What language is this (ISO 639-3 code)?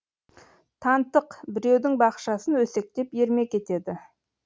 kaz